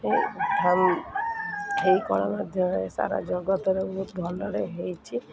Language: Odia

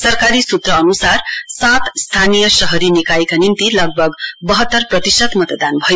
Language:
Nepali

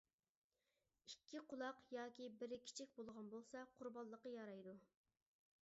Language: Uyghur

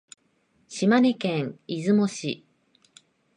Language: Japanese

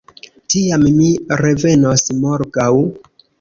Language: Esperanto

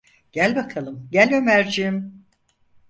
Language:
Turkish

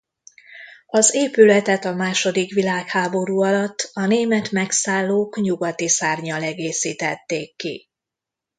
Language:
Hungarian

